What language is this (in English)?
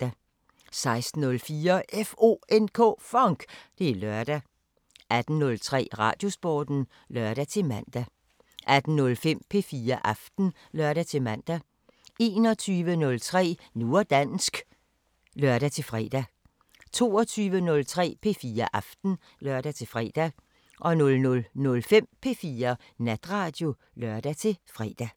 Danish